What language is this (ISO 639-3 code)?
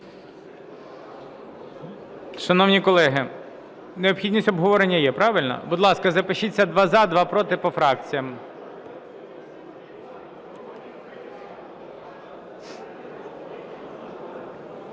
ukr